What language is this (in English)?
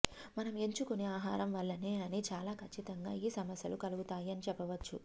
Telugu